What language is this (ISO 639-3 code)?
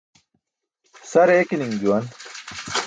bsk